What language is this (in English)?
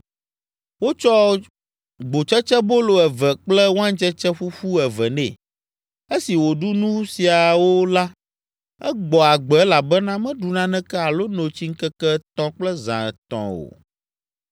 Ewe